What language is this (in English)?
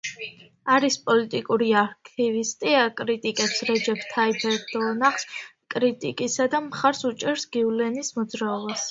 Georgian